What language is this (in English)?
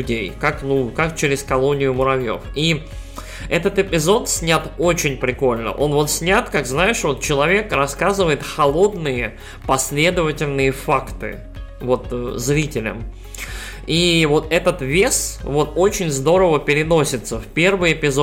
Russian